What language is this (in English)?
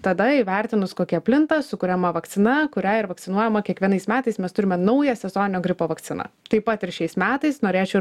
Lithuanian